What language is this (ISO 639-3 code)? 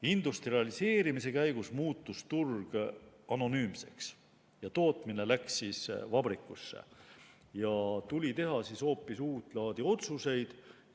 est